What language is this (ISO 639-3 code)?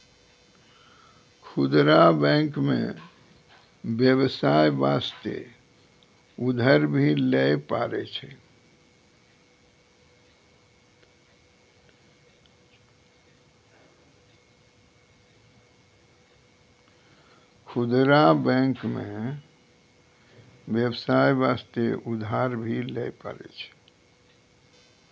mai